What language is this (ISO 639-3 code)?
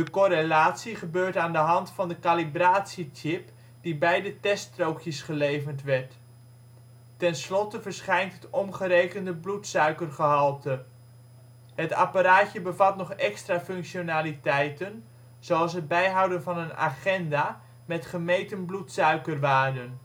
nld